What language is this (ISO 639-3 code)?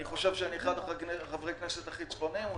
heb